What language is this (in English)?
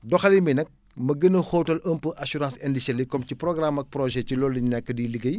Wolof